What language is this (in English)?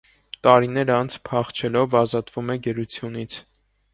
Armenian